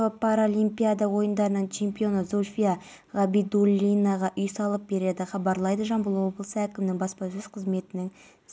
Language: Kazakh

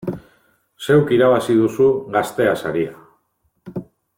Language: Basque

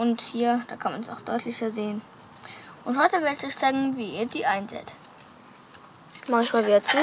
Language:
German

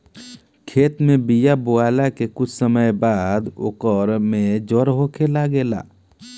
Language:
Bhojpuri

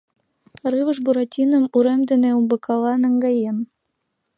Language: Mari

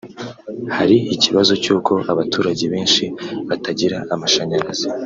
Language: Kinyarwanda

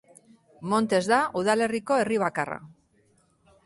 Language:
Basque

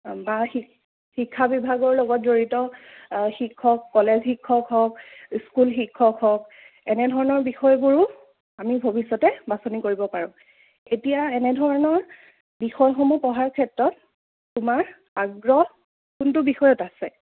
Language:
Assamese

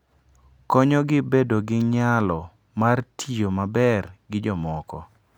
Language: Luo (Kenya and Tanzania)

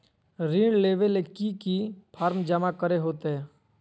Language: Magahi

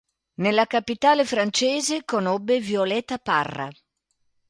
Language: Italian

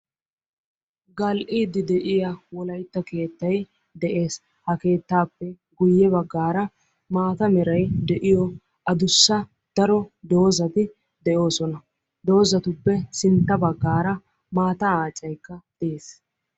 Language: Wolaytta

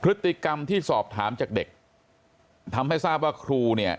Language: Thai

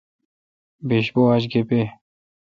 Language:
Kalkoti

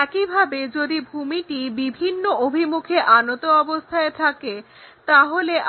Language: Bangla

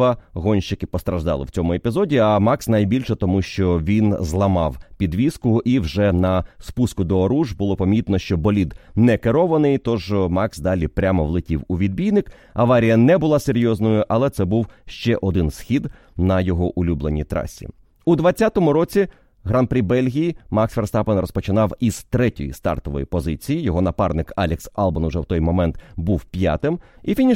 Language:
Ukrainian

